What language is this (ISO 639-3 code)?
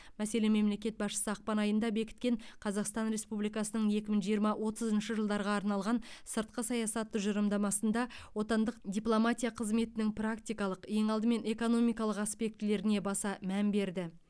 kaz